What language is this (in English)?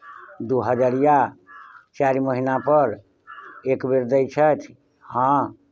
Maithili